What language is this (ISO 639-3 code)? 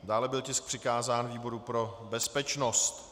ces